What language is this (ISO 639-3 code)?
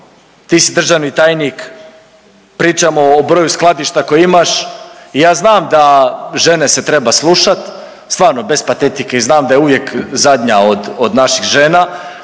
hrv